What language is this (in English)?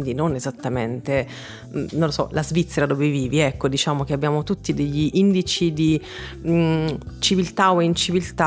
Italian